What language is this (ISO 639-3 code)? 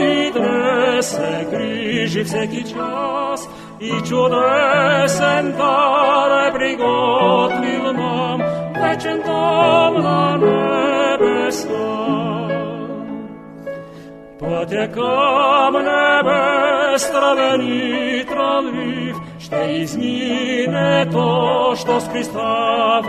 bul